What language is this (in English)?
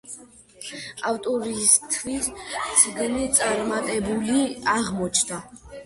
Georgian